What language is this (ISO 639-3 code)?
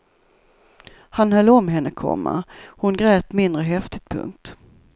swe